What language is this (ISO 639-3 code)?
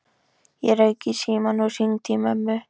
isl